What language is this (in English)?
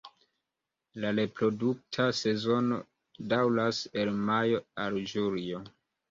Esperanto